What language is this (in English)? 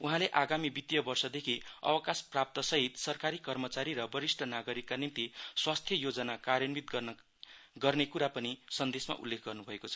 Nepali